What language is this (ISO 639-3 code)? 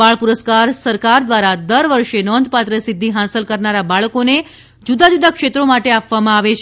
guj